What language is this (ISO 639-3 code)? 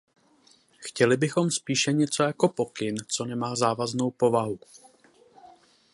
ces